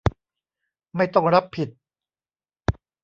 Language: Thai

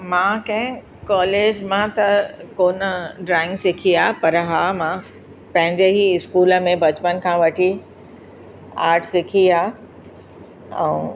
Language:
Sindhi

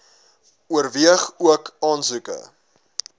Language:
Afrikaans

